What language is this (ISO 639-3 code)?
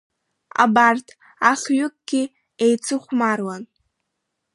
abk